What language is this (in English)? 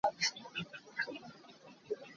Hakha Chin